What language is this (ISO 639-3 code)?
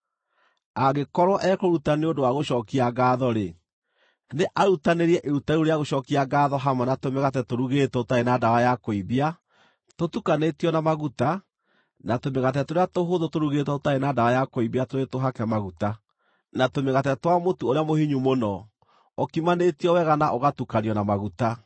kik